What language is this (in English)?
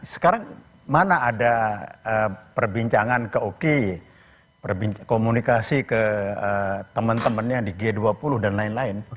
Indonesian